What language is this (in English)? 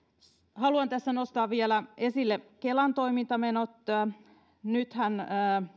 Finnish